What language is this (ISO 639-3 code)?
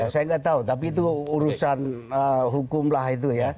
ind